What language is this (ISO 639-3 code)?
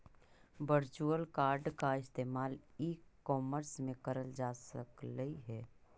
mag